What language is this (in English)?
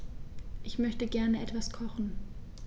German